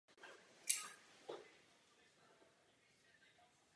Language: Czech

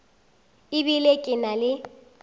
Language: Northern Sotho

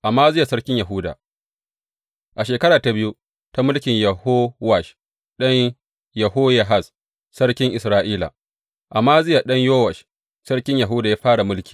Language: Hausa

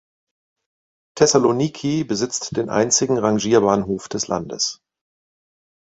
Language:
German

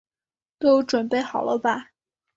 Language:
Chinese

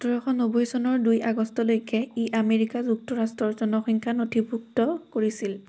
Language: Assamese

